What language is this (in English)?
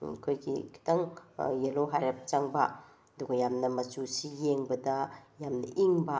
Manipuri